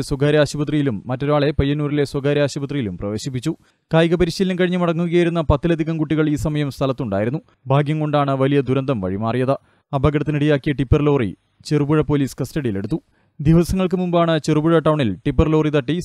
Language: Malayalam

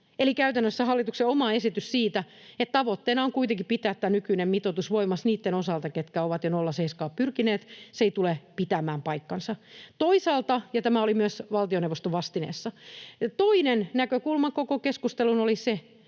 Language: Finnish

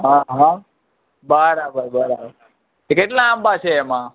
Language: Gujarati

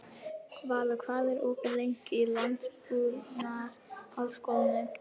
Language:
Icelandic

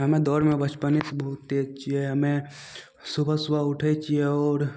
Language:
Maithili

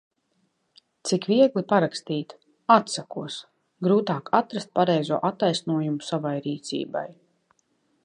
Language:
Latvian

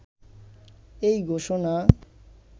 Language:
Bangla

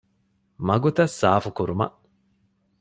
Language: Divehi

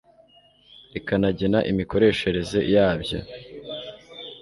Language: Kinyarwanda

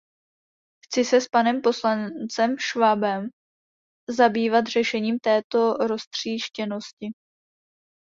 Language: Czech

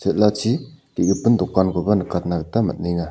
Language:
Garo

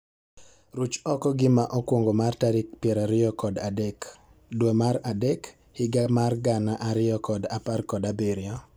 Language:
Luo (Kenya and Tanzania)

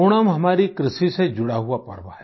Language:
Hindi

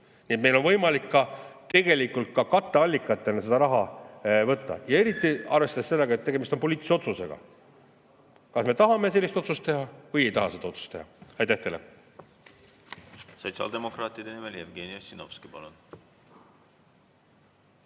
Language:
Estonian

